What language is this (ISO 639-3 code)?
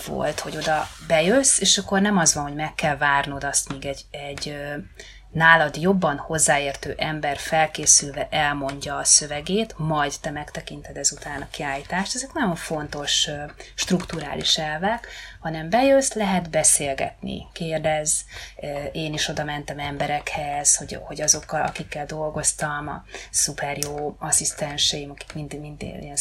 hun